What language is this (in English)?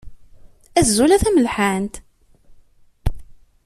Kabyle